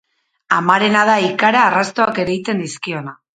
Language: Basque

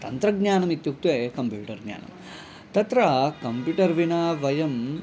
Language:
Sanskrit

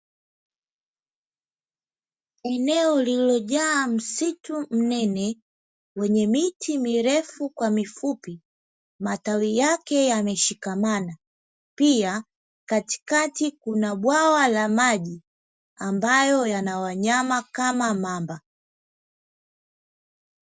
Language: Swahili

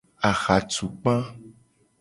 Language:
Gen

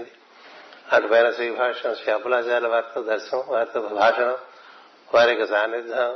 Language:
Telugu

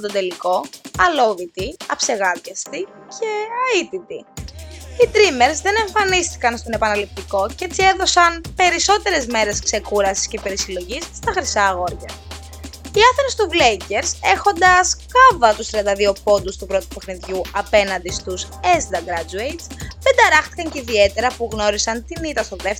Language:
Greek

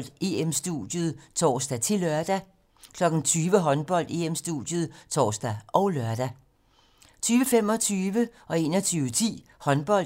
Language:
Danish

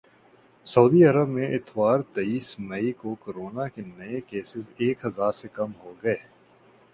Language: Urdu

